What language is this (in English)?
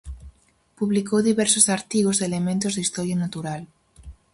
Galician